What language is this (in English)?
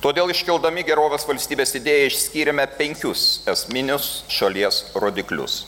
Lithuanian